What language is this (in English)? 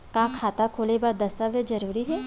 Chhattisgarhi